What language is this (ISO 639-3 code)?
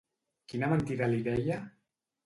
cat